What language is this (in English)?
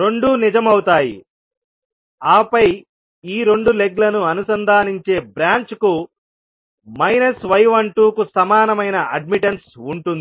Telugu